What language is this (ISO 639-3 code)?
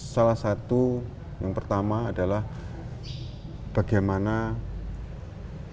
ind